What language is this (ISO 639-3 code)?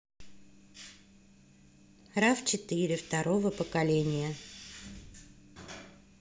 rus